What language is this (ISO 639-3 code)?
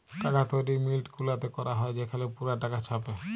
ben